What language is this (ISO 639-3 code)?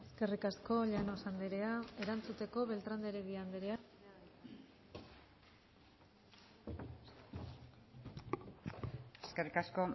eus